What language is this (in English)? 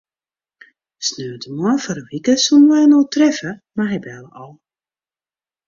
Western Frisian